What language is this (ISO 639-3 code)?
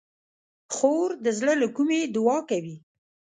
pus